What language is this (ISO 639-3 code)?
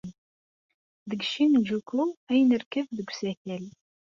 kab